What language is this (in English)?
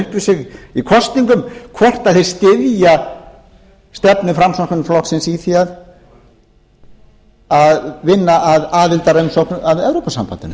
Icelandic